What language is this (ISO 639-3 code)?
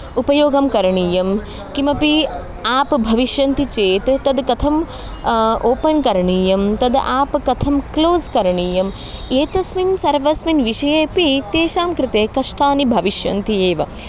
san